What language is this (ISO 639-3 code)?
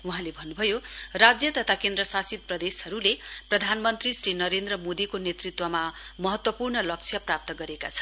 nep